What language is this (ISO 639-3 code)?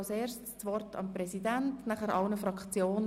gsw